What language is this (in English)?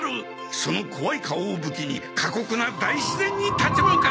Japanese